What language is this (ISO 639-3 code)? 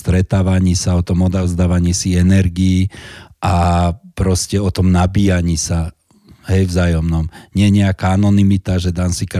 slk